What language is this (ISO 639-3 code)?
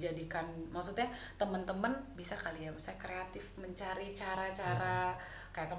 ind